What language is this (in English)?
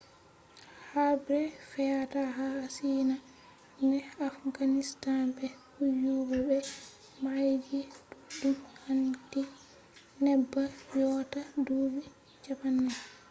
Fula